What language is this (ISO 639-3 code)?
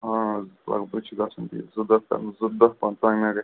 kas